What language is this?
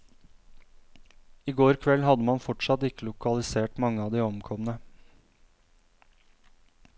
Norwegian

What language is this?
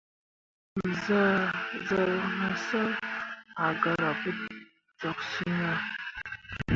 Mundang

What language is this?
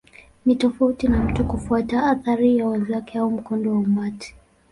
Swahili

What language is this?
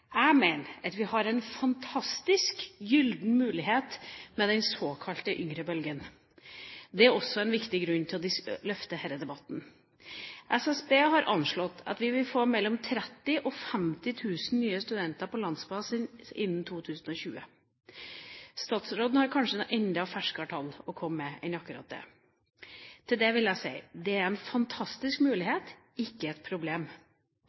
Norwegian Bokmål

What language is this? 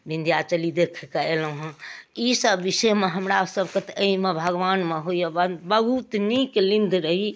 Maithili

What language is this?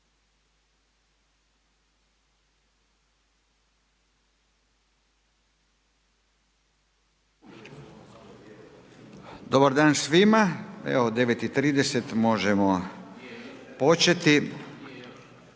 Croatian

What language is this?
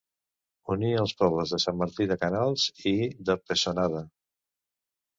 Catalan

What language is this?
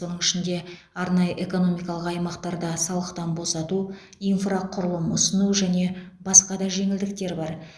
Kazakh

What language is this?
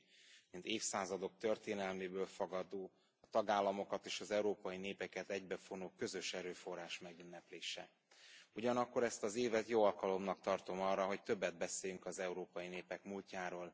Hungarian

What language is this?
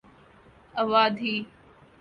Urdu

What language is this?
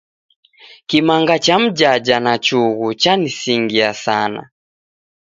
Taita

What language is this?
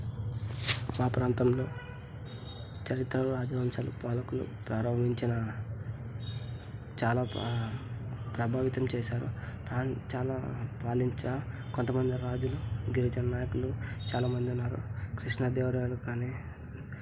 Telugu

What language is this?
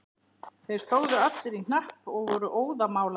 Icelandic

